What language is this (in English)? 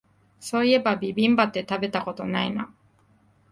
Japanese